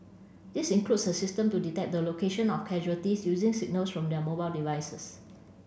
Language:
English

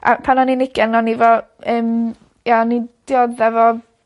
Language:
Welsh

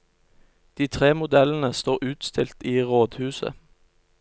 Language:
Norwegian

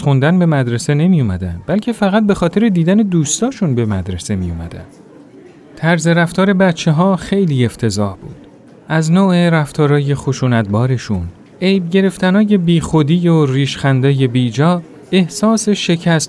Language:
Persian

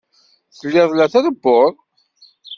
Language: Kabyle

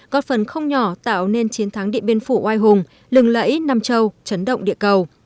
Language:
Vietnamese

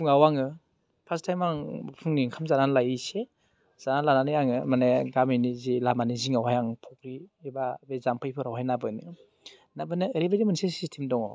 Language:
Bodo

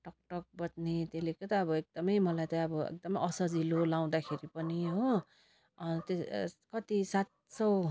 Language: Nepali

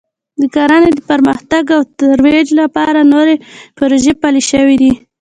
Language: Pashto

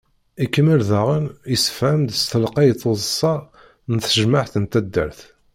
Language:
Kabyle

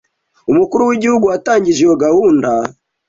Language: Kinyarwanda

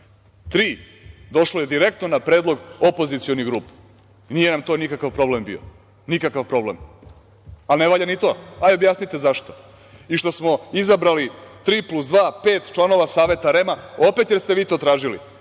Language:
Serbian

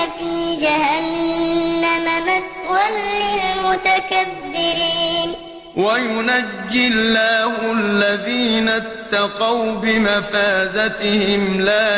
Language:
Arabic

